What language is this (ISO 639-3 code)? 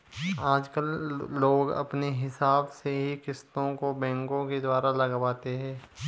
hin